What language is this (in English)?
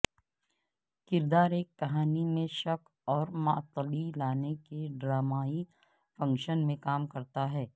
Urdu